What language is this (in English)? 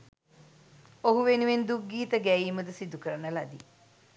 Sinhala